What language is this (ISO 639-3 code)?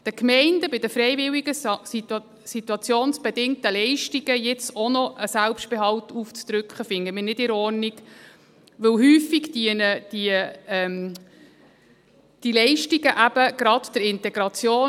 gsw